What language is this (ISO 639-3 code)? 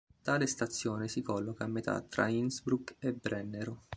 ita